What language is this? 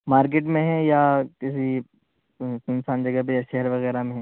Urdu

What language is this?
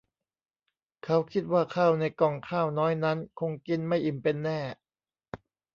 Thai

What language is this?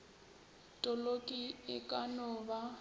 Northern Sotho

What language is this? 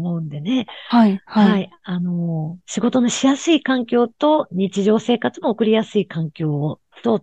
Japanese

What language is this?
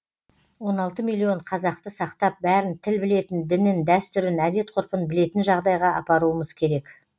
Kazakh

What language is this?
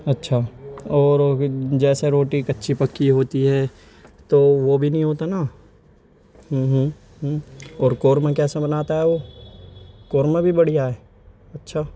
Urdu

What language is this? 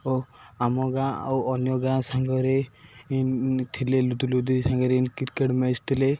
Odia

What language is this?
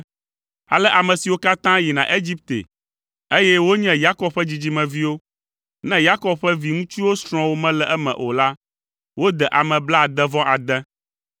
Ewe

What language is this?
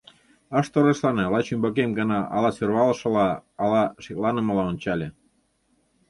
Mari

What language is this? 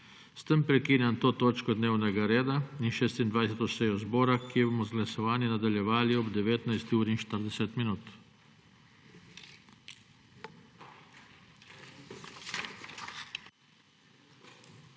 Slovenian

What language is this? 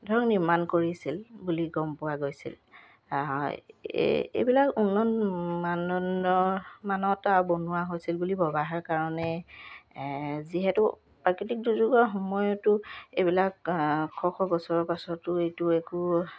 Assamese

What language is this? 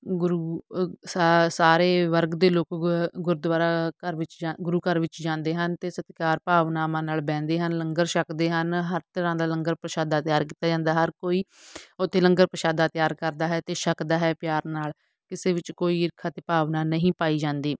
Punjabi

